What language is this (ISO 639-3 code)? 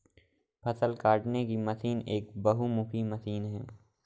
hin